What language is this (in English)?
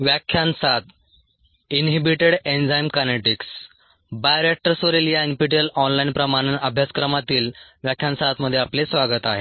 Marathi